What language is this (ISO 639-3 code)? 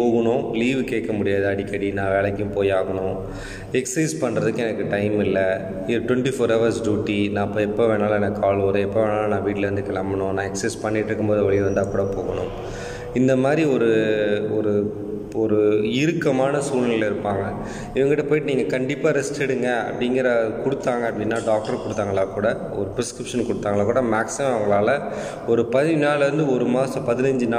tam